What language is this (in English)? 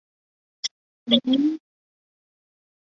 Chinese